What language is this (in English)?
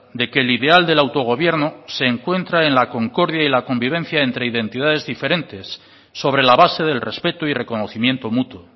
Spanish